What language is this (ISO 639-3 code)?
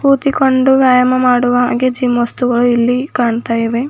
kan